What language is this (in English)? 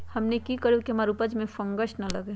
Magahi